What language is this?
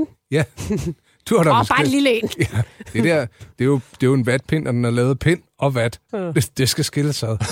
Danish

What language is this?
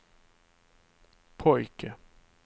Swedish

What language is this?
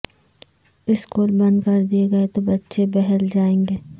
Urdu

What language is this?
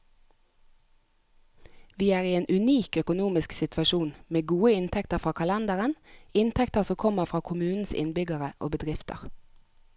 Norwegian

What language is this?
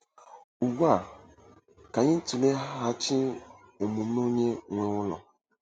Igbo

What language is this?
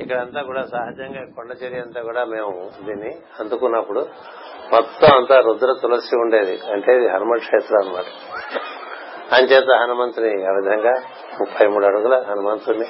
Telugu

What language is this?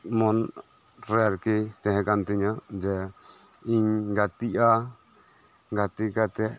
Santali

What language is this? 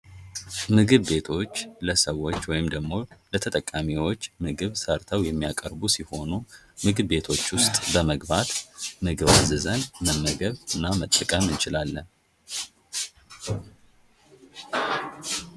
Amharic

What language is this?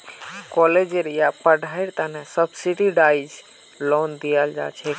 Magahi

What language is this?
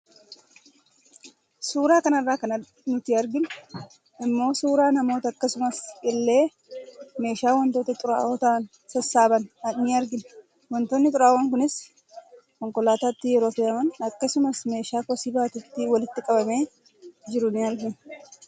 Oromo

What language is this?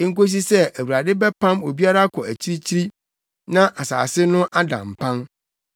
Akan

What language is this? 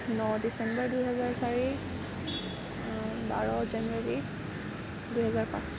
Assamese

